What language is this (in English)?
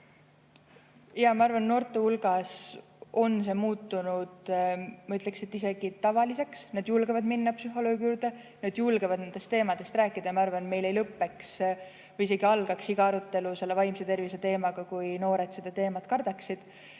Estonian